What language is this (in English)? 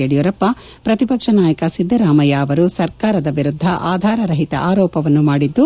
Kannada